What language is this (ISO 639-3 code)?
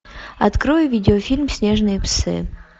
rus